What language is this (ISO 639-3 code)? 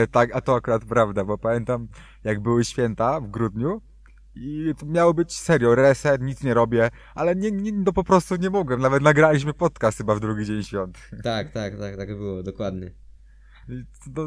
pol